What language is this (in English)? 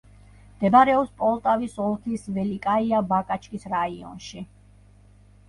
Georgian